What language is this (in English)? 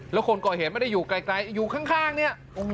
Thai